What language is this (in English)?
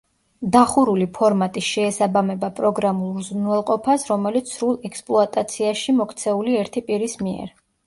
Georgian